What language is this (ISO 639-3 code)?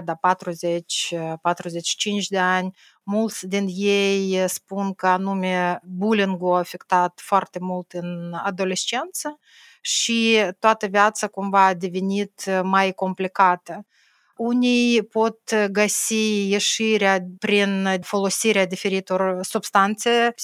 ron